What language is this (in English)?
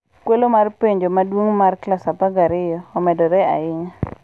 Luo (Kenya and Tanzania)